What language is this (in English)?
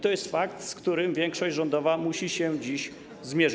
Polish